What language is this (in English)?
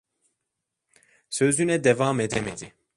Turkish